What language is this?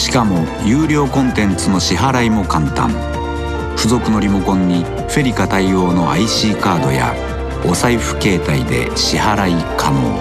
Japanese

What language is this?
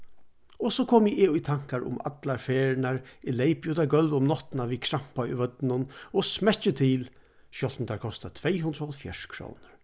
Faroese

